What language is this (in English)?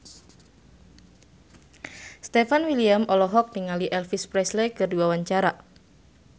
Sundanese